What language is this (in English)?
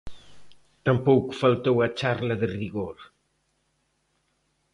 Galician